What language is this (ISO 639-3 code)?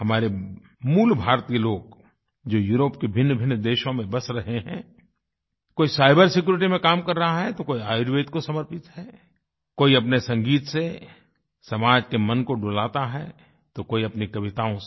hin